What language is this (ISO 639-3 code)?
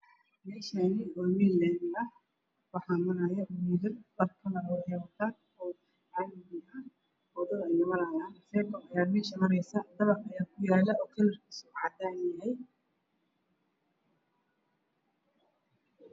som